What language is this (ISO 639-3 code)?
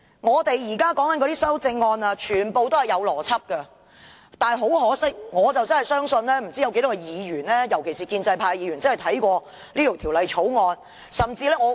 yue